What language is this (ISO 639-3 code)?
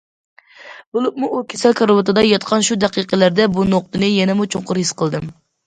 uig